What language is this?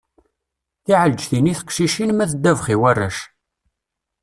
Kabyle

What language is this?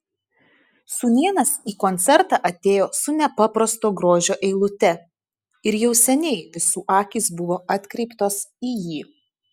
Lithuanian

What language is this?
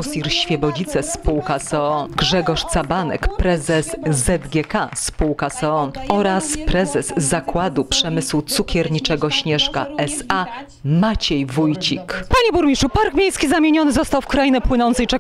Polish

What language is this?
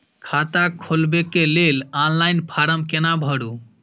Maithili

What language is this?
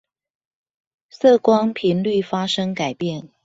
Chinese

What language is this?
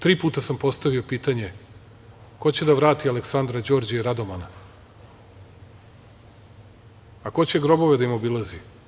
Serbian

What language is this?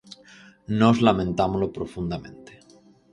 Galician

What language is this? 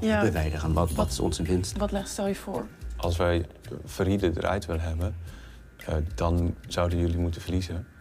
Dutch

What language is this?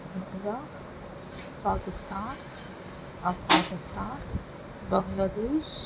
Urdu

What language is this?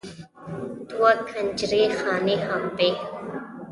Pashto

